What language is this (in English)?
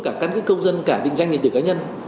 Vietnamese